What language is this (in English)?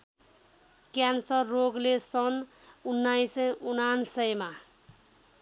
Nepali